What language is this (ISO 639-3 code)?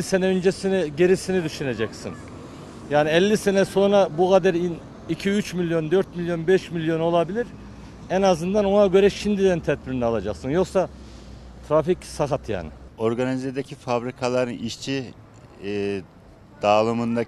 tur